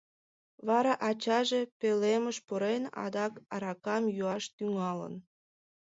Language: Mari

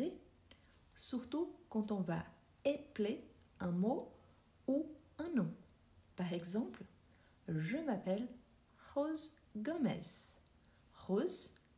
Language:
French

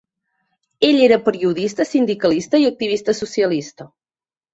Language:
Catalan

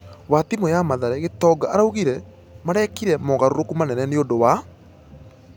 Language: Kikuyu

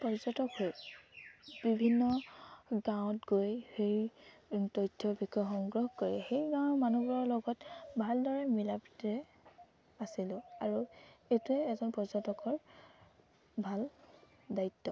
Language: Assamese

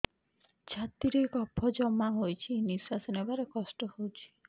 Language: Odia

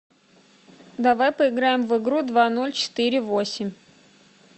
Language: Russian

